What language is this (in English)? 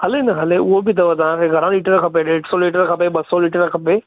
Sindhi